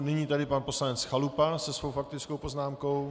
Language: Czech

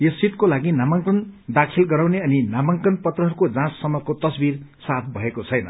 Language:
Nepali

